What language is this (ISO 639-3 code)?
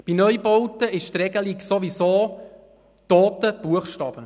gsw